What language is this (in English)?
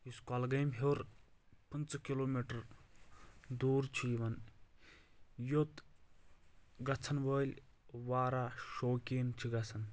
Kashmiri